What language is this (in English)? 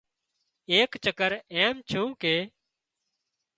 Wadiyara Koli